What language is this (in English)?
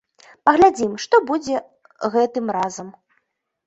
Belarusian